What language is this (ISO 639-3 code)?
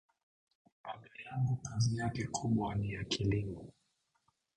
swa